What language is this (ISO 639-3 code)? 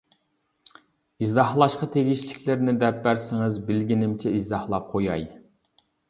uig